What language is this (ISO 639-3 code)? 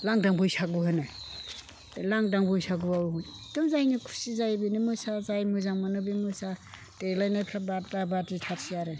brx